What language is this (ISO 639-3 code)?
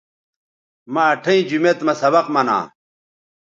btv